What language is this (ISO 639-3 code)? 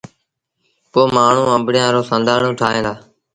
sbn